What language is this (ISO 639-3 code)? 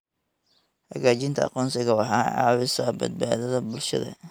som